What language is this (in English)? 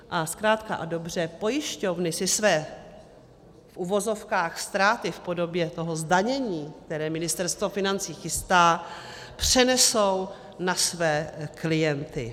Czech